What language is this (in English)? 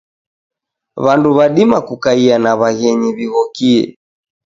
Taita